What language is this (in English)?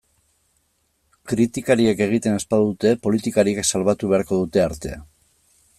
Basque